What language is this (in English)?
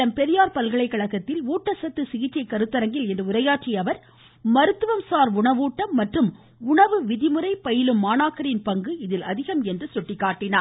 Tamil